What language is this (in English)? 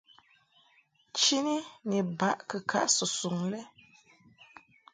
Mungaka